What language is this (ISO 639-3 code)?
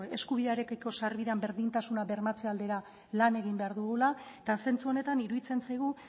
eus